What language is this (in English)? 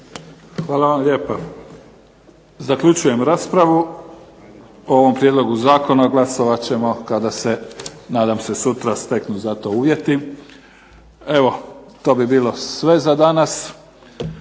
Croatian